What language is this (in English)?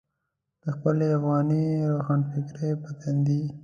Pashto